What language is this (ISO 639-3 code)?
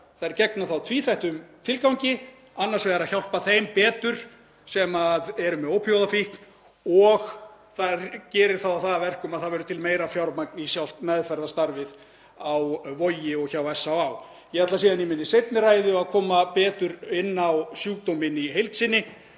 isl